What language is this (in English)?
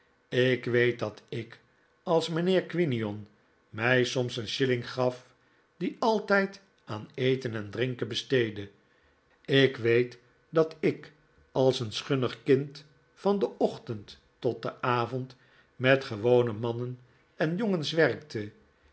Dutch